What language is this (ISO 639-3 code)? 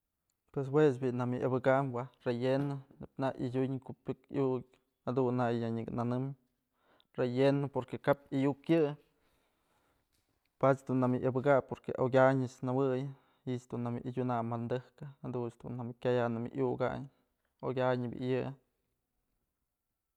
mzl